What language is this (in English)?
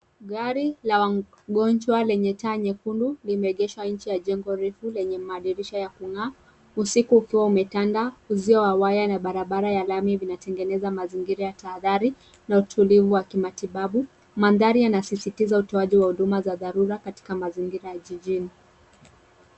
Swahili